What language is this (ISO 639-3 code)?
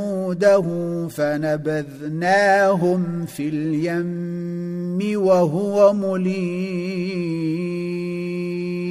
ara